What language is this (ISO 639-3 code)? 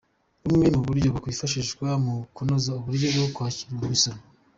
kin